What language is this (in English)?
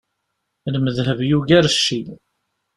Kabyle